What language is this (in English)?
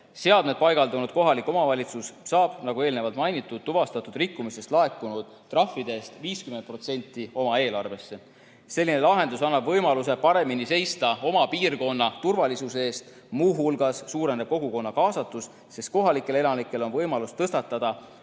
Estonian